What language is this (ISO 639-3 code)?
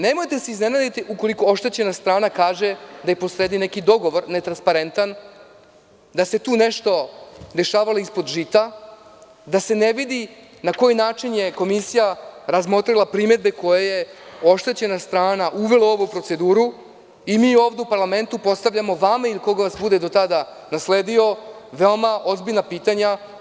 srp